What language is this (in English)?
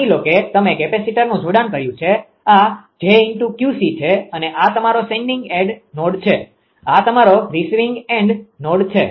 Gujarati